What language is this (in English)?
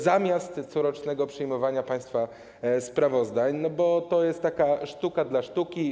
Polish